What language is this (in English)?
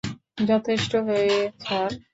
Bangla